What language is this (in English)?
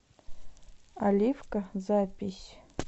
Russian